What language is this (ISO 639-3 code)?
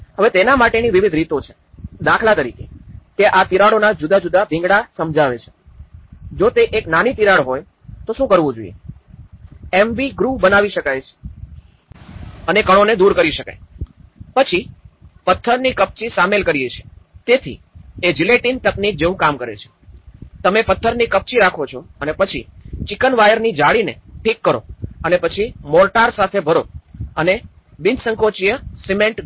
guj